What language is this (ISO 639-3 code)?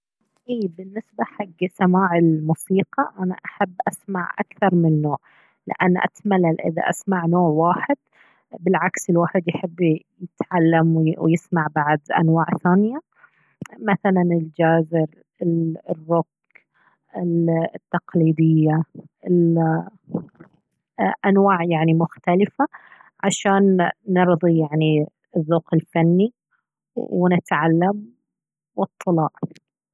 abv